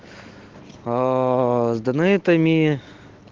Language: Russian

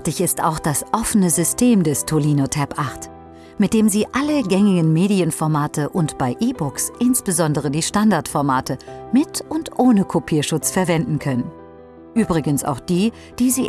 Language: German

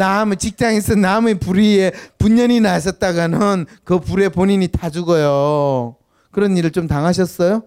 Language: Korean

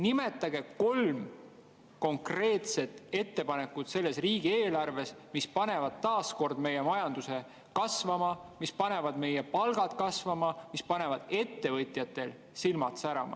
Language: Estonian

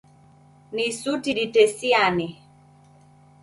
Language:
Taita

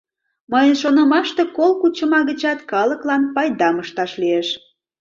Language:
Mari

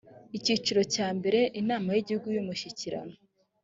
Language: Kinyarwanda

